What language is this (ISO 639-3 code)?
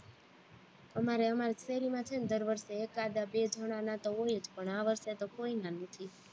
guj